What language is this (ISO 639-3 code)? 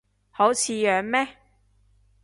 yue